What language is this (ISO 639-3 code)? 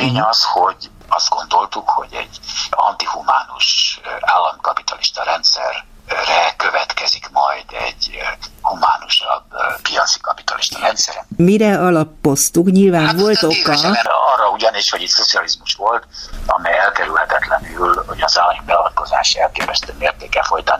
hun